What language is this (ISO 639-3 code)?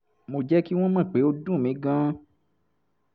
yor